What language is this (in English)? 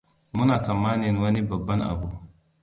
Hausa